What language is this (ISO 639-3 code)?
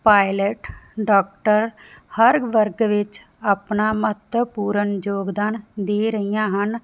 pan